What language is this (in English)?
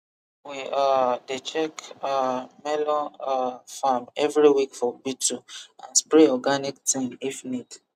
Nigerian Pidgin